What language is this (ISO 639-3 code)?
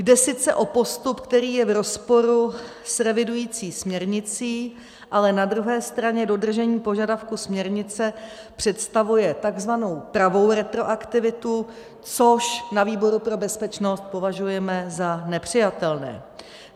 ces